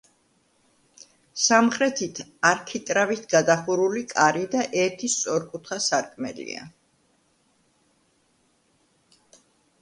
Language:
Georgian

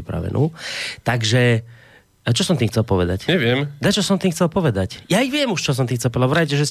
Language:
Slovak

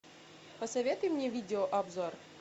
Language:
Russian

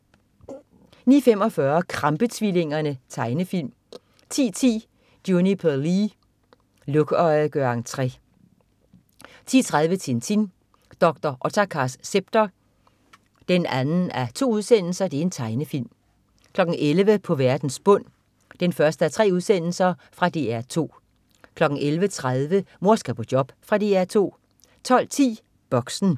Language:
Danish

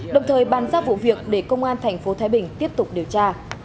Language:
Vietnamese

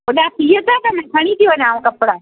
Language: Sindhi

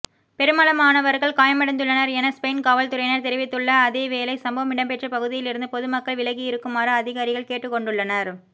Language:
Tamil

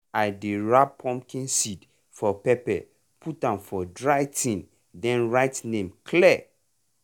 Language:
Nigerian Pidgin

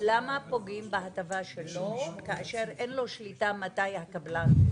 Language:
Hebrew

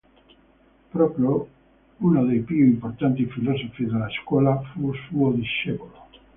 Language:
Italian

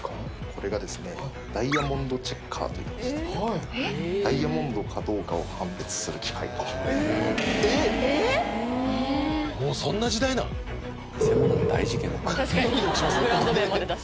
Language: Japanese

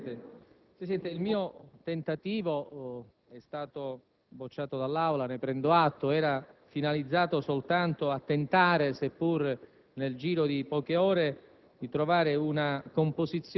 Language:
Italian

